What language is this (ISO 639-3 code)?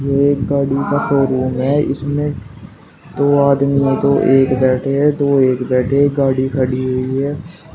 hin